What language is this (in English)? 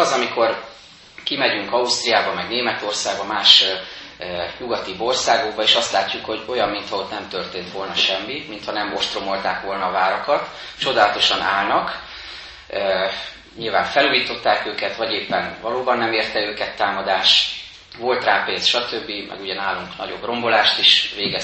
Hungarian